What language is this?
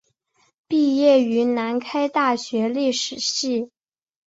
Chinese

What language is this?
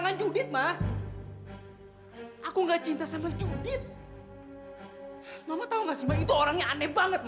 Indonesian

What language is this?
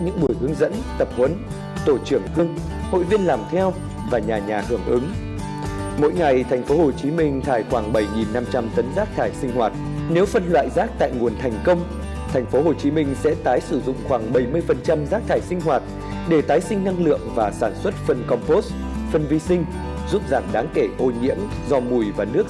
Vietnamese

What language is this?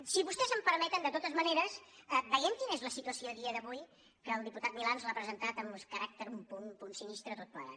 Catalan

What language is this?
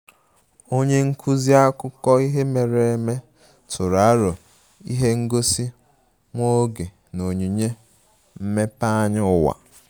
Igbo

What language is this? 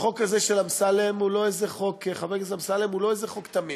Hebrew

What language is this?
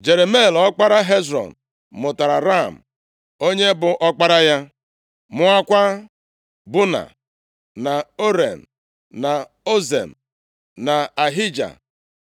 Igbo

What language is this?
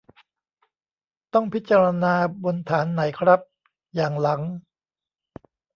Thai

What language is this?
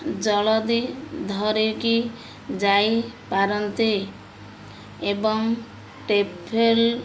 Odia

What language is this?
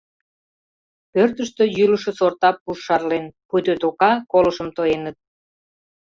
Mari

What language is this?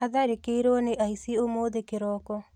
Kikuyu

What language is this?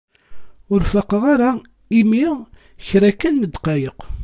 Kabyle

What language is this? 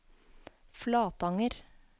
Norwegian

